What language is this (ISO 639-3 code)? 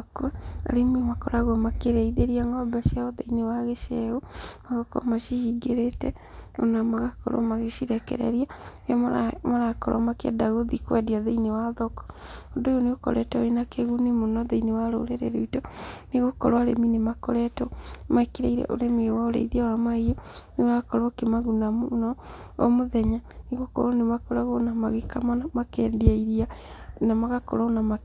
kik